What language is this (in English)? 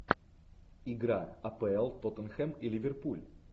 Russian